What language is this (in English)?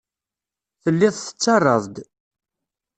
Kabyle